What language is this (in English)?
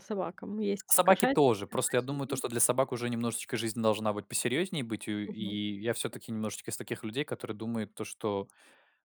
Russian